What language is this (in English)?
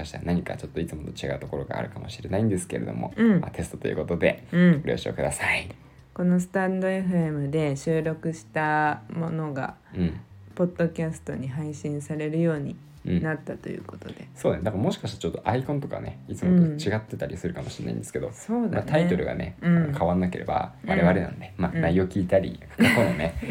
Japanese